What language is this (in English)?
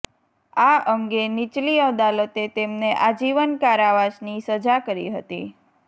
Gujarati